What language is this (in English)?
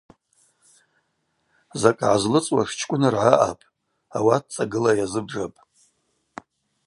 Abaza